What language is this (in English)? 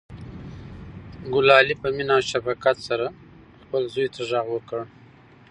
Pashto